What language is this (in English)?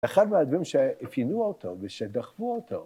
Hebrew